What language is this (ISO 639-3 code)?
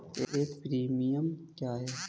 hin